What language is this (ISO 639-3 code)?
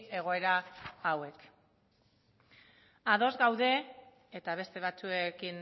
eus